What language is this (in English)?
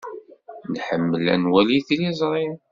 Kabyle